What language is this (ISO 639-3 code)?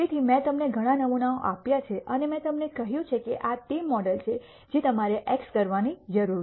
guj